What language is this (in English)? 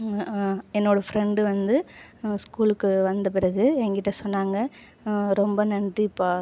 Tamil